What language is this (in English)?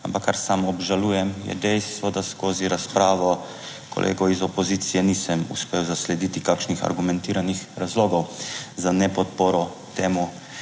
Slovenian